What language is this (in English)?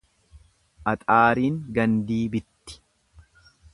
Oromo